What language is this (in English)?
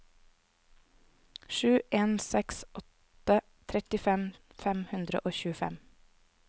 Norwegian